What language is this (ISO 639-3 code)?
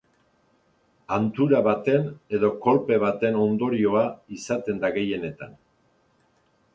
eus